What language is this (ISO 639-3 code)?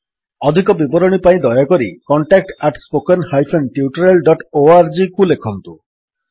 ori